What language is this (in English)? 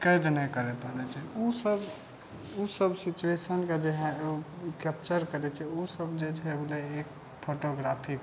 Maithili